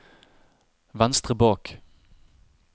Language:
Norwegian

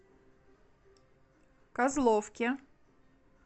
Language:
Russian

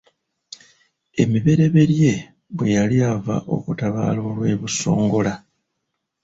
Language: Ganda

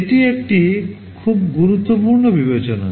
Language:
Bangla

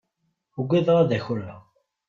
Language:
Kabyle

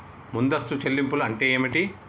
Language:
Telugu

